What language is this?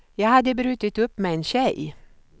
Swedish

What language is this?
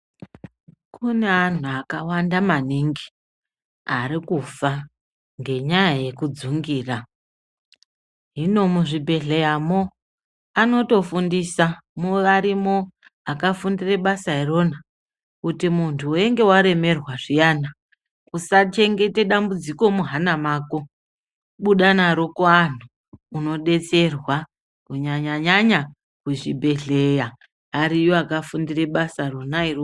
Ndau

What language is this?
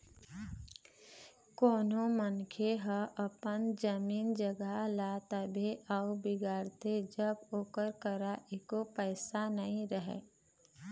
Chhattisgarhi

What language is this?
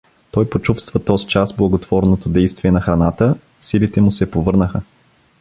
Bulgarian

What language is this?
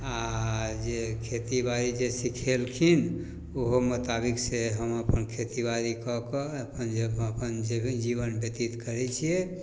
Maithili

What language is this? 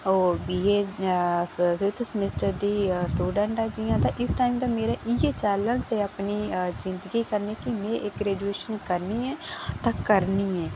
Dogri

